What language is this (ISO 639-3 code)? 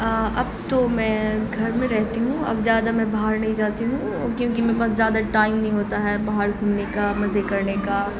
urd